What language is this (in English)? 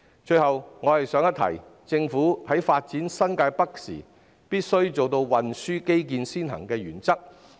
Cantonese